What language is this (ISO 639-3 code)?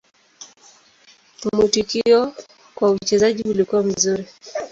swa